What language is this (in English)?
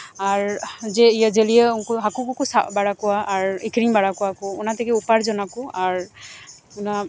Santali